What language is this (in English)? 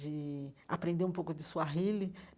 Portuguese